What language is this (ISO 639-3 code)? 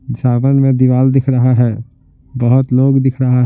hin